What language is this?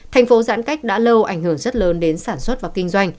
Vietnamese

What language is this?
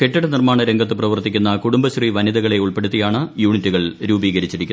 Malayalam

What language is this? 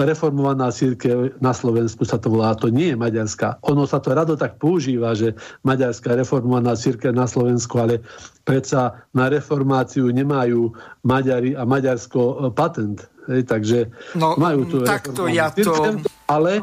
Slovak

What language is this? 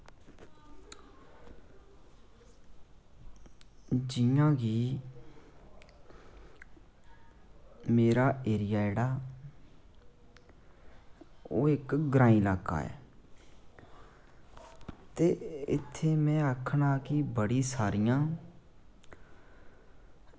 Dogri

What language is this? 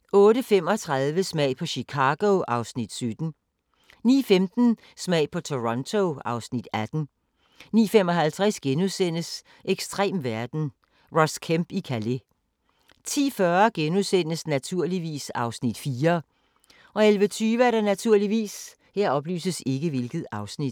Danish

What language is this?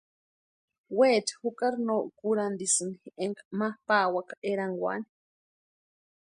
Western Highland Purepecha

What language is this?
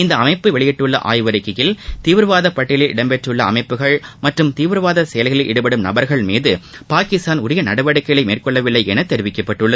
Tamil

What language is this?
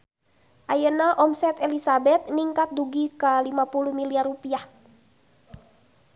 Sundanese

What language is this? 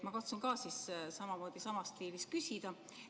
Estonian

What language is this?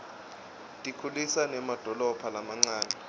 Swati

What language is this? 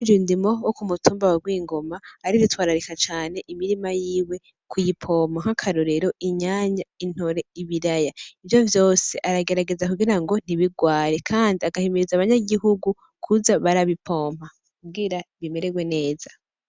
Rundi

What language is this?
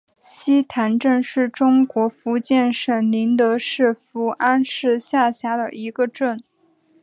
Chinese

